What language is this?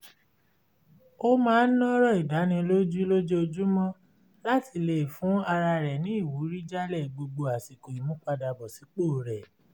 Yoruba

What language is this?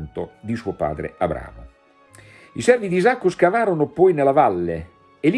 Italian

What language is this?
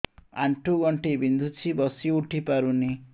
Odia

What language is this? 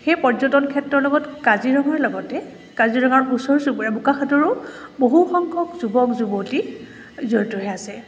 Assamese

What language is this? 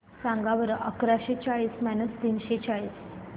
Marathi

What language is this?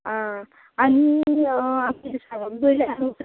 Konkani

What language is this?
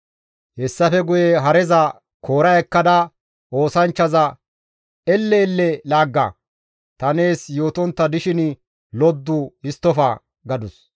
Gamo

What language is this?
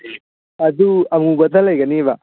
Manipuri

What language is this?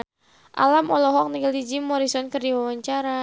Sundanese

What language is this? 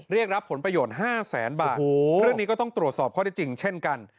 Thai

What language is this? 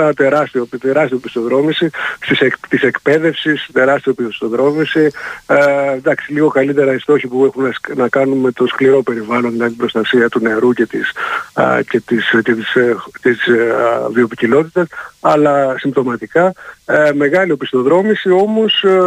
Greek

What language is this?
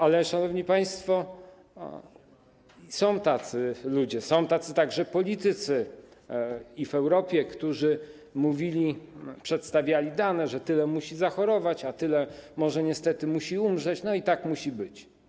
Polish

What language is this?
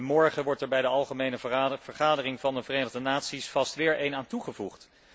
Dutch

